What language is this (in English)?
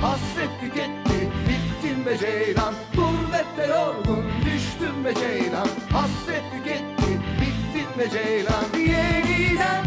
Turkish